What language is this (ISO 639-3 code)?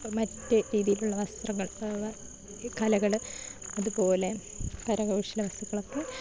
mal